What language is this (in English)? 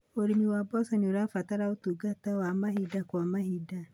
Kikuyu